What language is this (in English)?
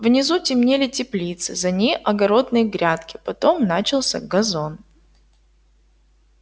Russian